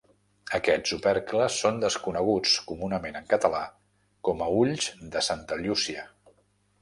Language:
Catalan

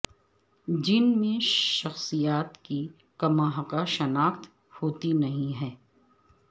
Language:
Urdu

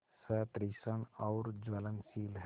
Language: Hindi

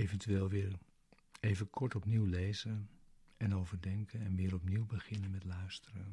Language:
Dutch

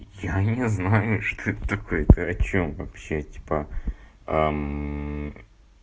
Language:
Russian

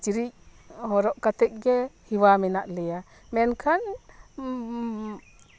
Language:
Santali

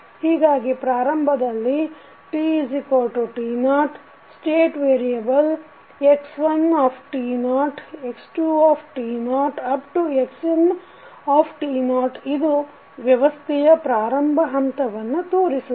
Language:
Kannada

